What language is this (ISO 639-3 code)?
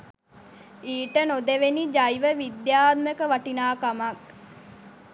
sin